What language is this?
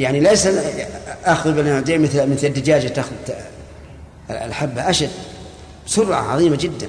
Arabic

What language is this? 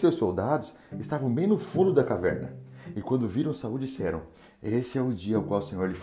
Portuguese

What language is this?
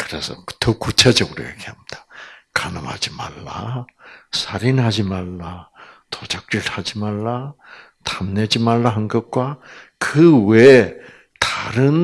Korean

